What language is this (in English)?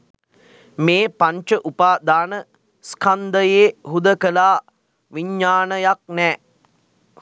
Sinhala